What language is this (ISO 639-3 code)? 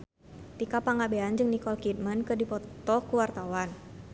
sun